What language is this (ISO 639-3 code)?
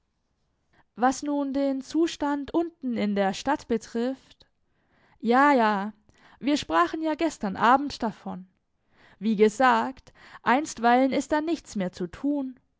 deu